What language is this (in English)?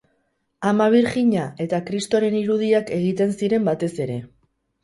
Basque